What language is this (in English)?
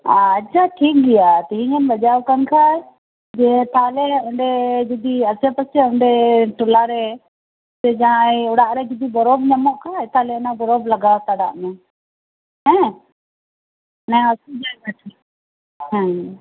Santali